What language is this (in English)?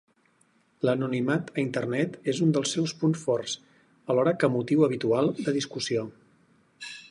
Catalan